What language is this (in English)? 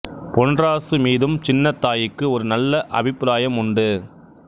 Tamil